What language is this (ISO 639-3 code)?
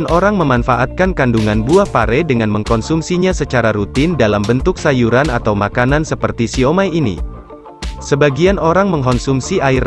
ind